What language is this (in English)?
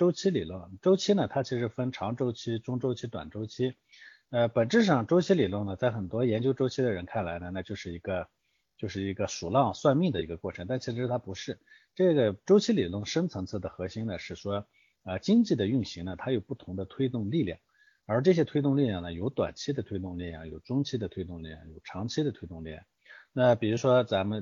Chinese